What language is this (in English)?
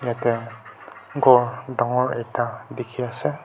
Naga Pidgin